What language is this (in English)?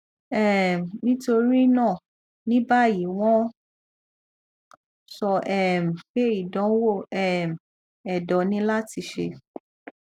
Yoruba